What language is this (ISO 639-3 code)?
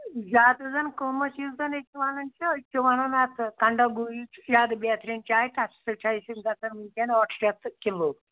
kas